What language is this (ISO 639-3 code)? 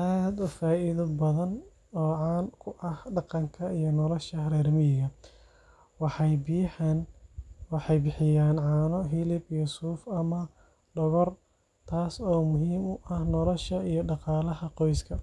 som